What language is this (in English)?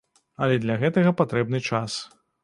Belarusian